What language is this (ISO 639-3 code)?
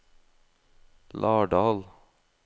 nor